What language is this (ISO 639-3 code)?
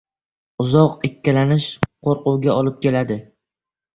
uzb